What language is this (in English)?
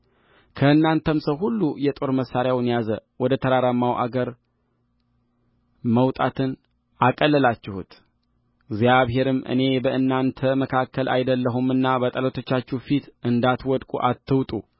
Amharic